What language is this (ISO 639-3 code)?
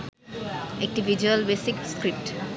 ben